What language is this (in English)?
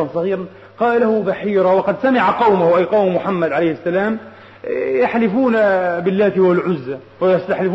Arabic